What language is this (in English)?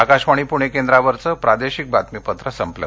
Marathi